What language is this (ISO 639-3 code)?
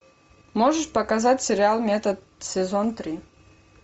rus